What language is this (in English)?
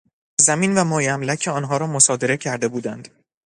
Persian